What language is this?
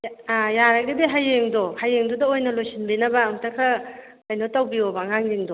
Manipuri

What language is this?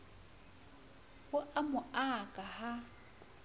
Southern Sotho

